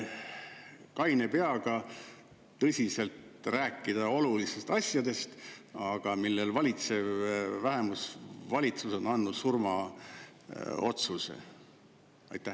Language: Estonian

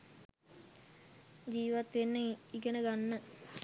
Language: Sinhala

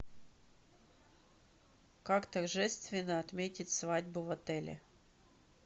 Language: Russian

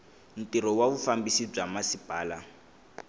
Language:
Tsonga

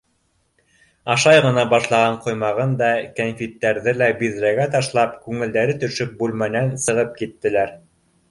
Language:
Bashkir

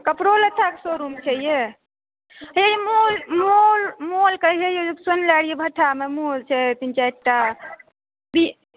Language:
Maithili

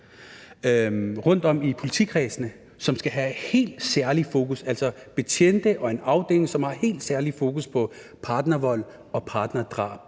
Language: Danish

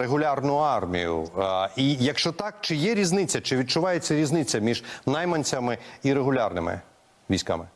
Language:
Ukrainian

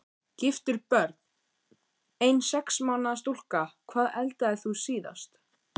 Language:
Icelandic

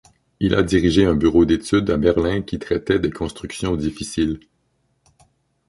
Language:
French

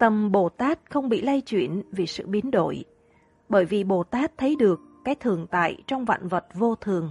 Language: Vietnamese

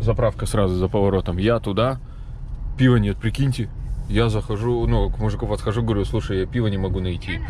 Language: Russian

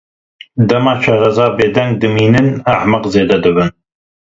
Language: Kurdish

